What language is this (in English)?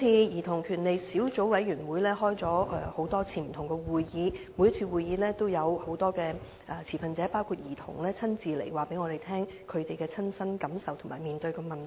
Cantonese